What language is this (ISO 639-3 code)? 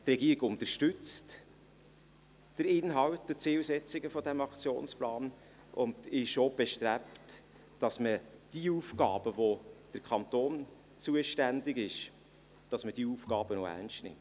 gsw